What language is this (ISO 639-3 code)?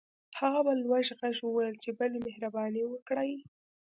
pus